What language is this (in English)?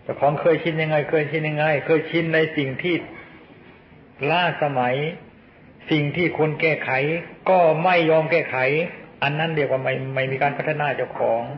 Thai